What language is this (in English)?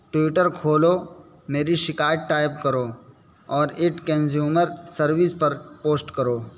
Urdu